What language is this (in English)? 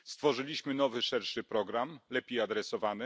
Polish